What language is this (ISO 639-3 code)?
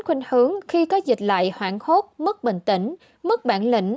vie